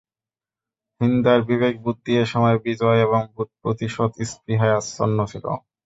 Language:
Bangla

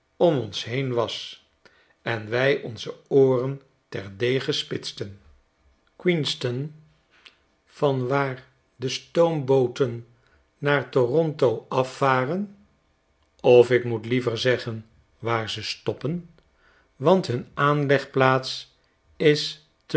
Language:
Dutch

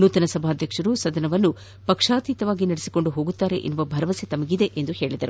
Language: Kannada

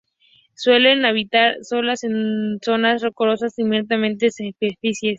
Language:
Spanish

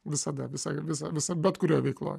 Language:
Lithuanian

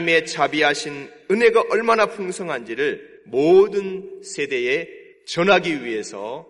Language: Korean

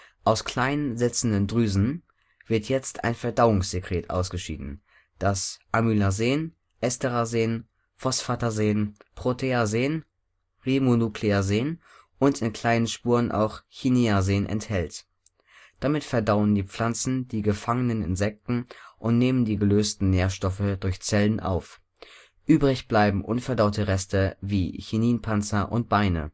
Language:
German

